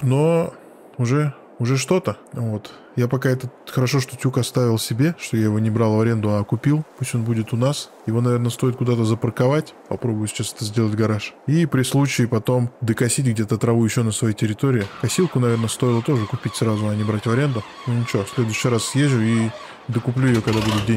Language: Russian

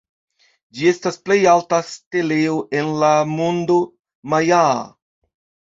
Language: Esperanto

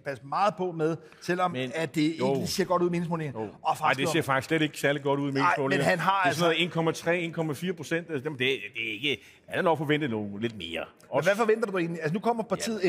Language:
Danish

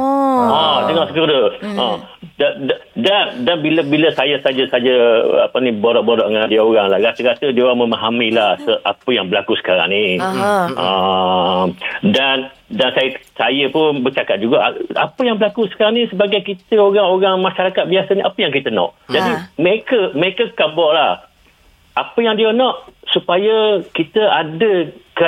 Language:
Malay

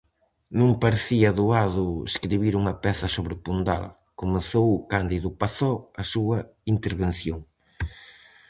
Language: Galician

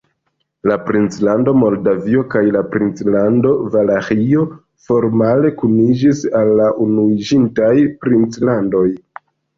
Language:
Esperanto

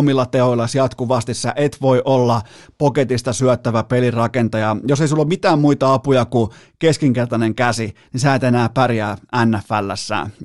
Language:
Finnish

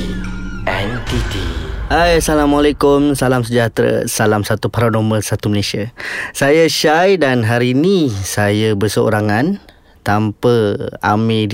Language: Malay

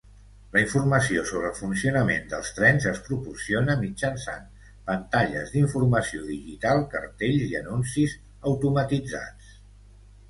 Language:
Catalan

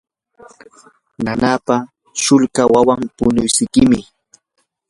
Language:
Yanahuanca Pasco Quechua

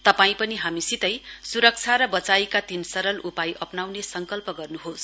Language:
Nepali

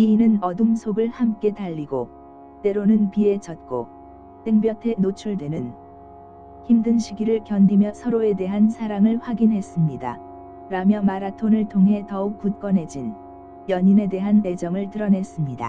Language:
Korean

